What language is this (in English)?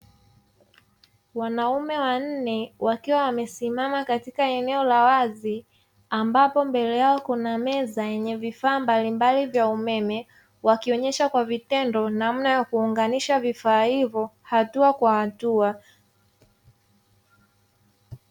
Swahili